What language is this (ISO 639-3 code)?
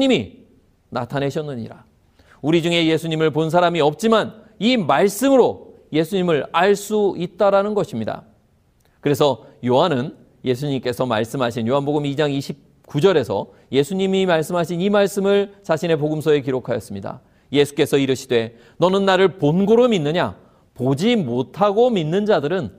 kor